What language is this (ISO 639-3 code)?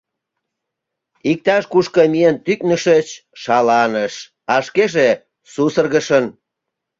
chm